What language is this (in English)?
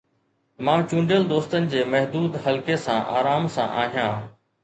Sindhi